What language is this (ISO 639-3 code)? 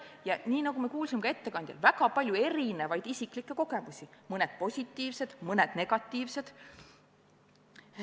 est